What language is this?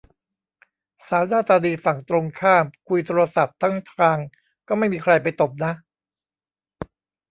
Thai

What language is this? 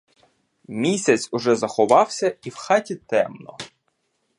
Ukrainian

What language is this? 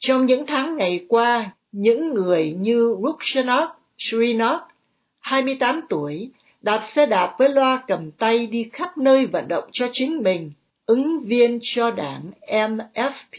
Vietnamese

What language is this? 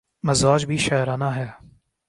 Urdu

